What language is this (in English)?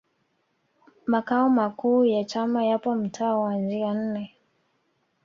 Swahili